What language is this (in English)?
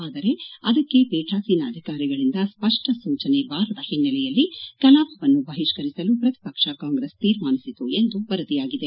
Kannada